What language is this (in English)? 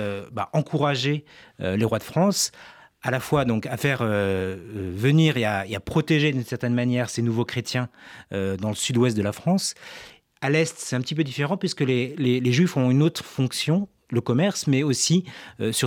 French